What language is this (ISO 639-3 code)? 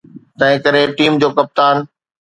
snd